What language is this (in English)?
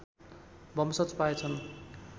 Nepali